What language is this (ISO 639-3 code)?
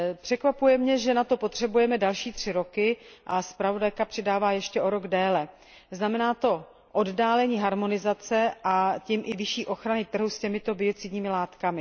ces